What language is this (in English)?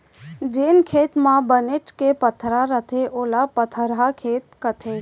Chhattisgarhi